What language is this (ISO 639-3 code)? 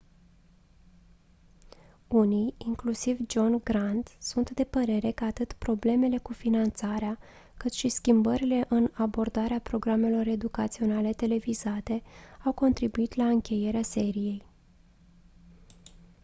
ron